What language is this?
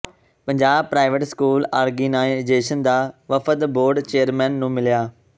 Punjabi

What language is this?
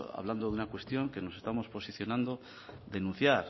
Spanish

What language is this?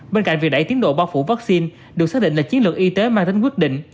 Vietnamese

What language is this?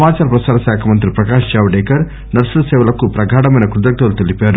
Telugu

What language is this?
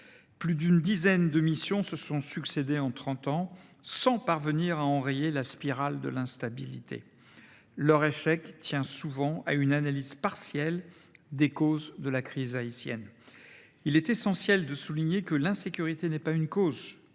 French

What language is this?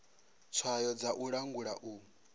Venda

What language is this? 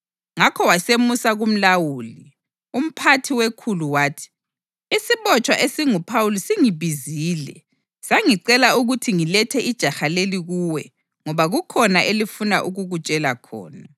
North Ndebele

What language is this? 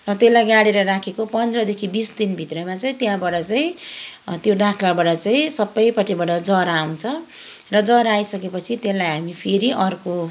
Nepali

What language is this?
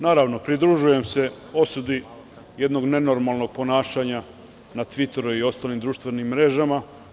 Serbian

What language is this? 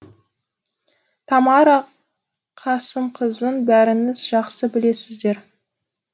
Kazakh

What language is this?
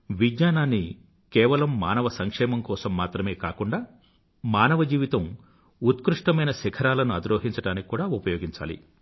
Telugu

